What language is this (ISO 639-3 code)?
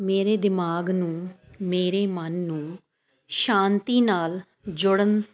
pan